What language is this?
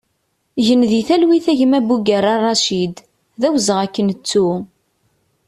Kabyle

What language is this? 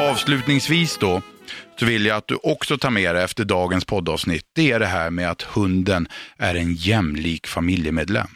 Swedish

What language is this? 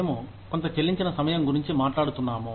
Telugu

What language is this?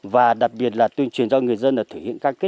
Vietnamese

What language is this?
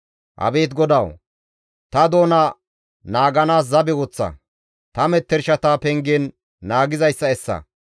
Gamo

